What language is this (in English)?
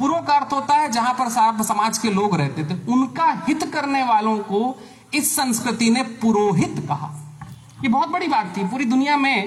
Hindi